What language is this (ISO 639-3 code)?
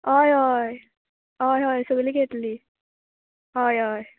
kok